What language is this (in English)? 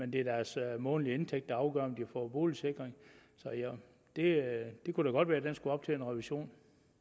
Danish